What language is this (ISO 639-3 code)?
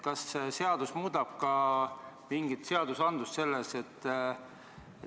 est